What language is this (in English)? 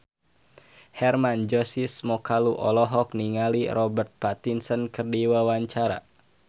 Sundanese